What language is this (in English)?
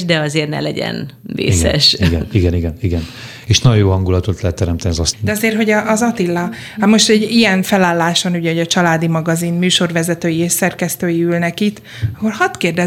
Hungarian